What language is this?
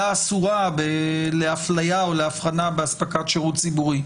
Hebrew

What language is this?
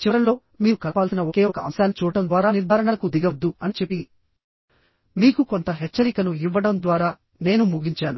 Telugu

